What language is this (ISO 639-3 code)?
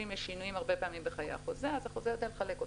heb